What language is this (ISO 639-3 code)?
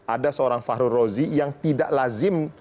ind